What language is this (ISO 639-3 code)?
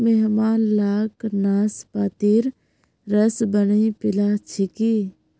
mag